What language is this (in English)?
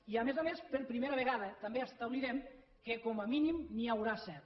Catalan